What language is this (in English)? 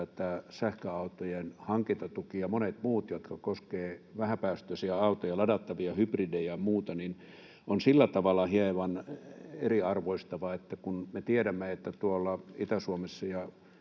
Finnish